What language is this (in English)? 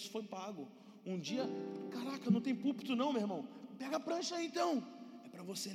Portuguese